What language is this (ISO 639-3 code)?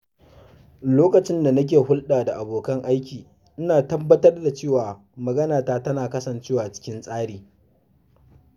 hau